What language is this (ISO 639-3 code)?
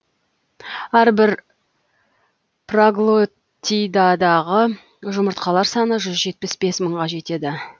kaz